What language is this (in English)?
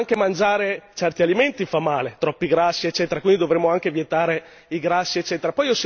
Italian